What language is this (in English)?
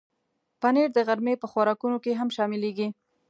Pashto